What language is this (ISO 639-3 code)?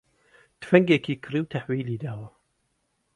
ckb